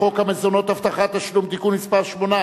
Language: Hebrew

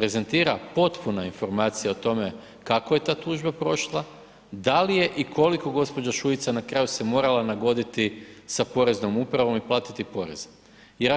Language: Croatian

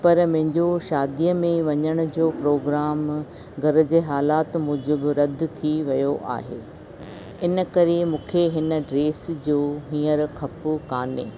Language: Sindhi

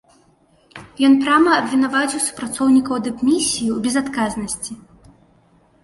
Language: Belarusian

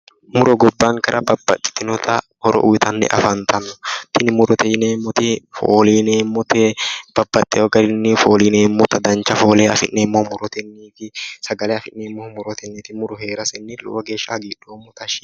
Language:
Sidamo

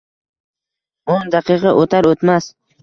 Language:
Uzbek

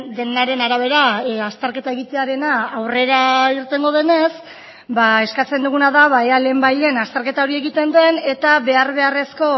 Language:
Basque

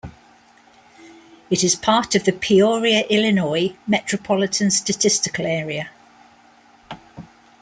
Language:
English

